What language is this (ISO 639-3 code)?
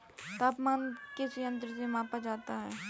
hin